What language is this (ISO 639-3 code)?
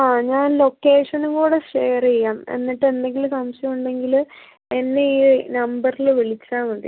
mal